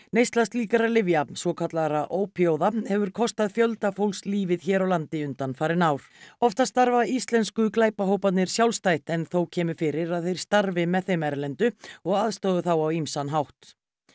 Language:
Icelandic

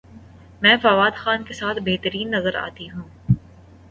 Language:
Urdu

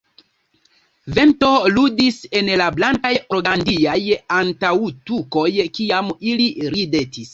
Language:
Esperanto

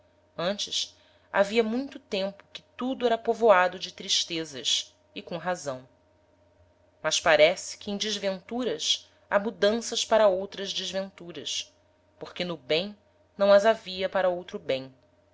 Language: Portuguese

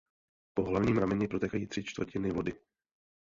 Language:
Czech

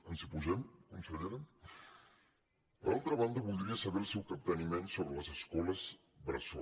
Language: Catalan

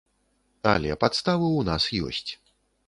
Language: Belarusian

